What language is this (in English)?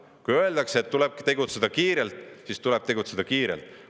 Estonian